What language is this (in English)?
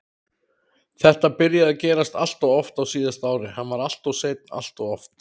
Icelandic